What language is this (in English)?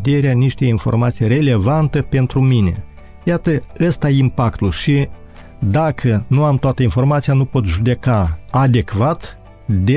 Romanian